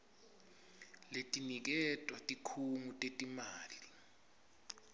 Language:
Swati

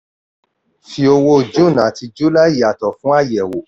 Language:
Yoruba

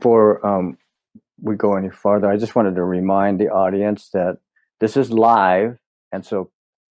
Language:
English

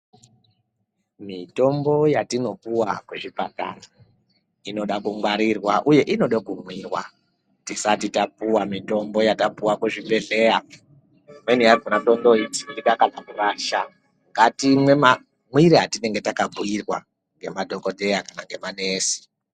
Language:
Ndau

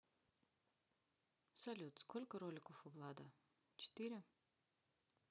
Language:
Russian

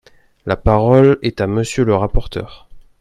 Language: French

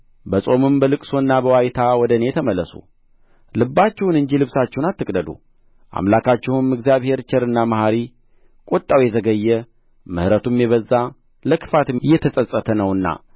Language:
Amharic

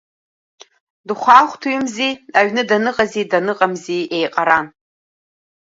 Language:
Abkhazian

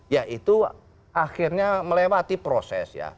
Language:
Indonesian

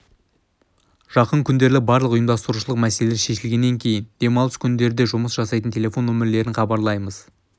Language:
Kazakh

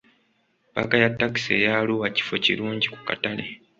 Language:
Ganda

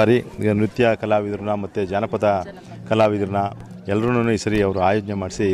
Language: Romanian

